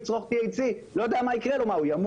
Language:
Hebrew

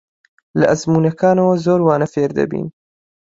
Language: Central Kurdish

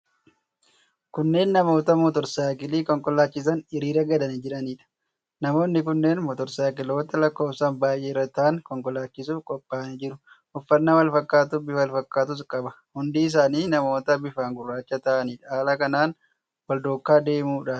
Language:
Oromo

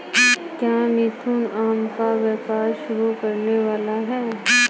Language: Hindi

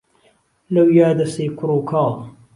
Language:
Central Kurdish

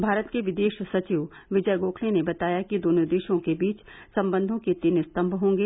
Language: Hindi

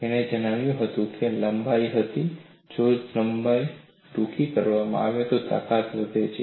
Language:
Gujarati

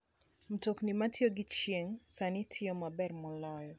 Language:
Luo (Kenya and Tanzania)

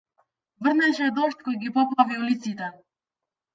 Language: Macedonian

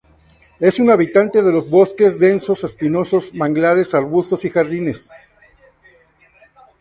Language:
Spanish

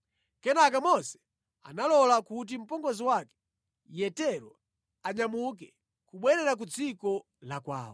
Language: Nyanja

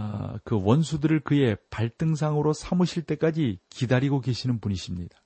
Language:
Korean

